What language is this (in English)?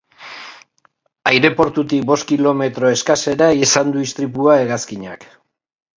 Basque